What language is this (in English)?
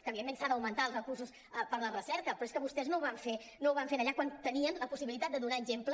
Catalan